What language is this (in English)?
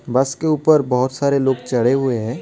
Hindi